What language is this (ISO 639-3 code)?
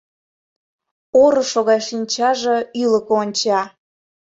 chm